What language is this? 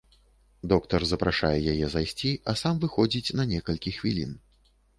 Belarusian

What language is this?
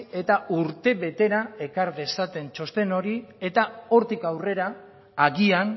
Basque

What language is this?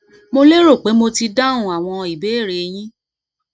Yoruba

